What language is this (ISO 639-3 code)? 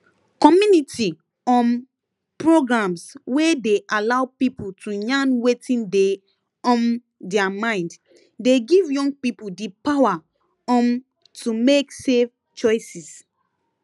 pcm